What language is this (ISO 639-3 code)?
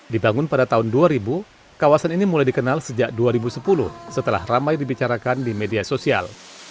ind